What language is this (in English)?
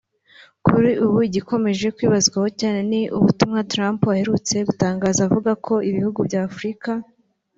Kinyarwanda